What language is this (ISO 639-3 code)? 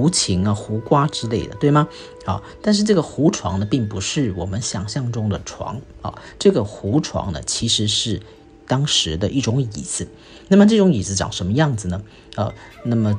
zho